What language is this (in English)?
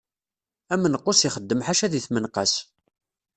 Kabyle